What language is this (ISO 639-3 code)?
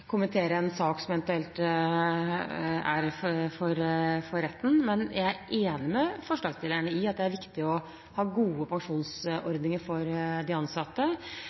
nob